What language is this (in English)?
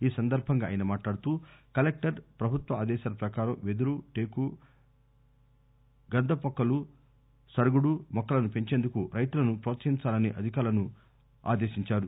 Telugu